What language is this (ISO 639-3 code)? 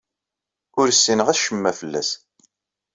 kab